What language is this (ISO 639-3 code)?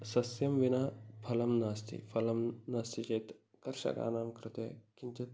san